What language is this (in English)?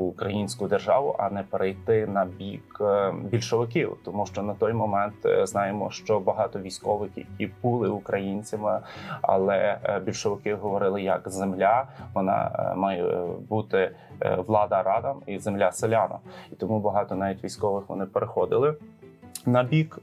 Ukrainian